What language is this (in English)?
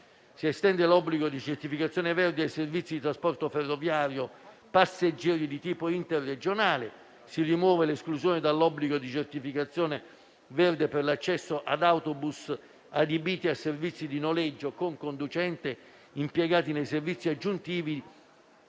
Italian